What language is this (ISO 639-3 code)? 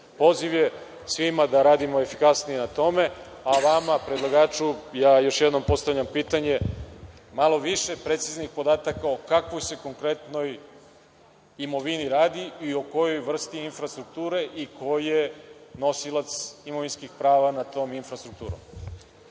srp